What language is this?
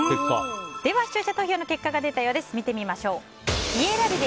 Japanese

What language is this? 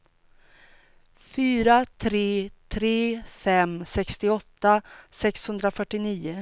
Swedish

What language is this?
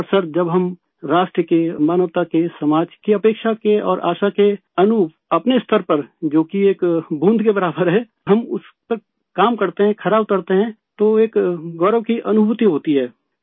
Urdu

